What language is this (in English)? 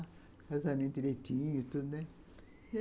Portuguese